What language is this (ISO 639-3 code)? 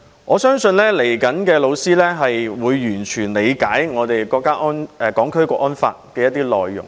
yue